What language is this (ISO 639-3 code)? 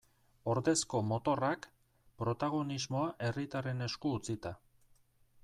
eus